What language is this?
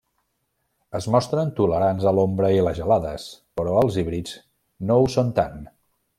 Catalan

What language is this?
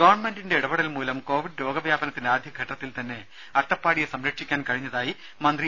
Malayalam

